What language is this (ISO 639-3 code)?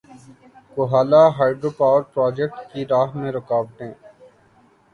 urd